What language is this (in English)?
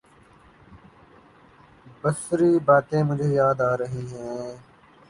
Urdu